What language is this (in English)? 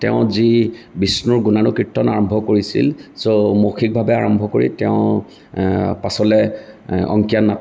Assamese